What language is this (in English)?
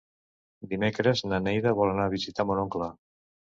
Catalan